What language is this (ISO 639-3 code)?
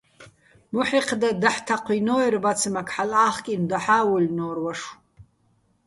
bbl